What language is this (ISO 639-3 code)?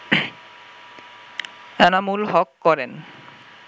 ben